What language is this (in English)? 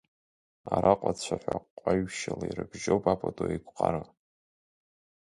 Abkhazian